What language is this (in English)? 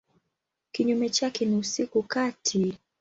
Swahili